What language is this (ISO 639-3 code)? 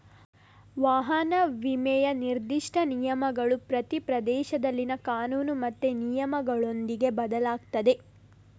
kan